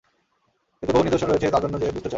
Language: Bangla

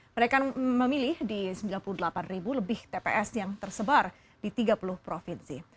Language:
Indonesian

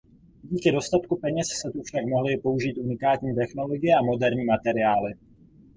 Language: Czech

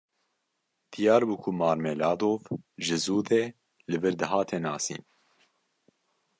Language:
Kurdish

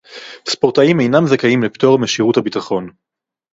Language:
Hebrew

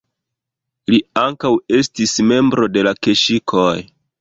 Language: Esperanto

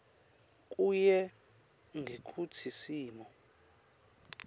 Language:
Swati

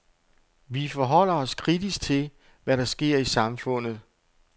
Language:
Danish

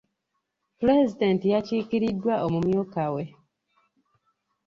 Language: Ganda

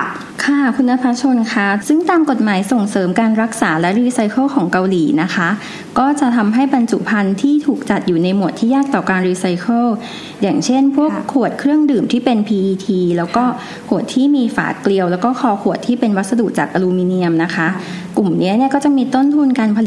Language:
Thai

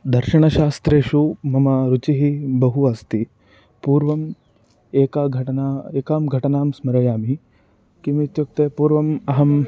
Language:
Sanskrit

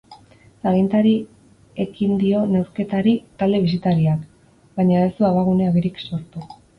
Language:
Basque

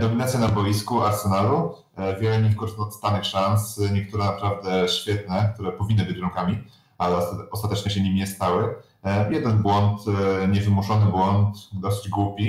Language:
Polish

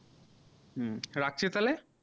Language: Bangla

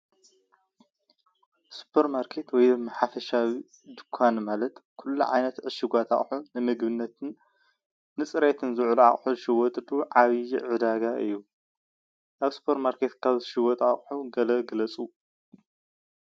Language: Tigrinya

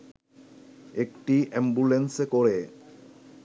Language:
Bangla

